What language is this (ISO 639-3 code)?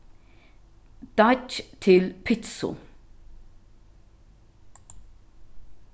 fao